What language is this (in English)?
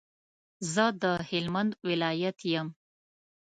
Pashto